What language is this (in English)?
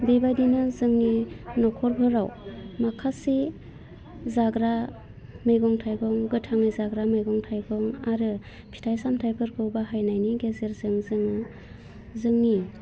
Bodo